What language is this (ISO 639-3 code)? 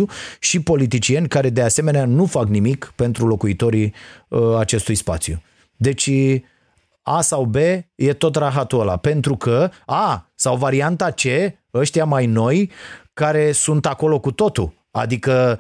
ron